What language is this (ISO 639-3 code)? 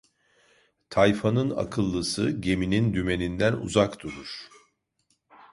tur